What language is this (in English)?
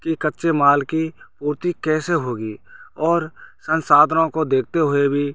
Hindi